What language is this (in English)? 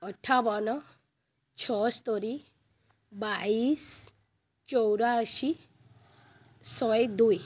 Odia